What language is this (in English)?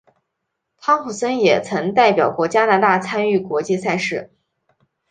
Chinese